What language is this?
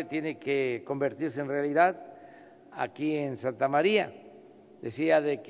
Spanish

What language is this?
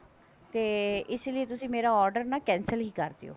Punjabi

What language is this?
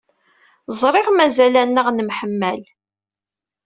Kabyle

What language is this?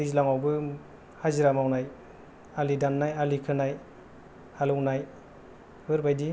Bodo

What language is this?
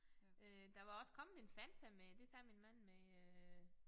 Danish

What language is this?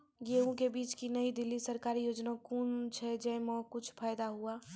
Maithili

